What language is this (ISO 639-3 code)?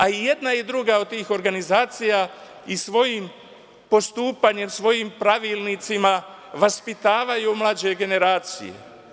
srp